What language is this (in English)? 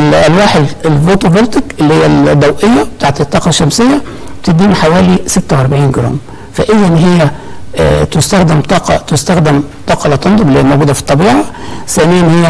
Arabic